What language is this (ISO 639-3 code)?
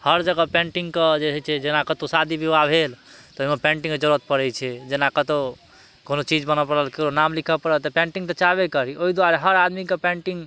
mai